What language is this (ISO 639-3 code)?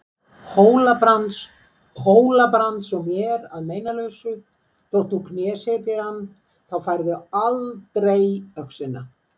isl